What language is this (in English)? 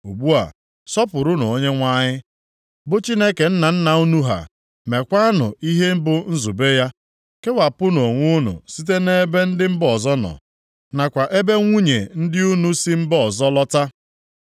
Igbo